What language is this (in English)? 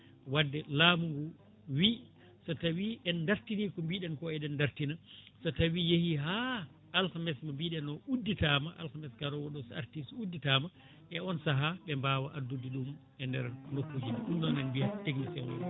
Fula